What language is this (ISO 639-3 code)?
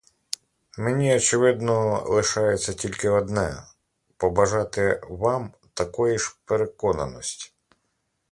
ukr